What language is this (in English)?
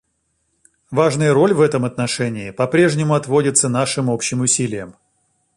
Russian